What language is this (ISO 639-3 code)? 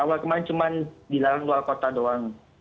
ind